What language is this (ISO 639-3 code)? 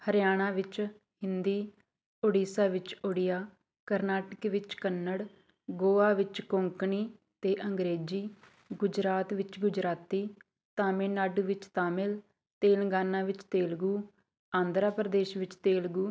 pan